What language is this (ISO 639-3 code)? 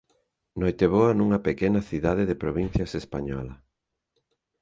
glg